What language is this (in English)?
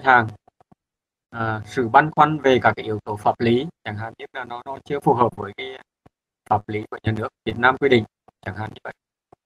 Vietnamese